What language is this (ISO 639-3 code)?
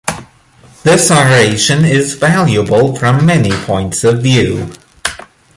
eng